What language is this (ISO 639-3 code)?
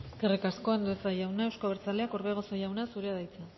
eus